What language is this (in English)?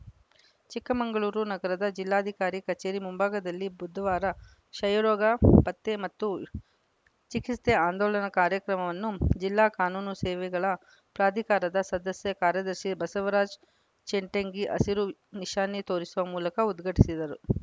Kannada